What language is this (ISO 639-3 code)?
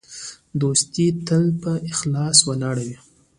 pus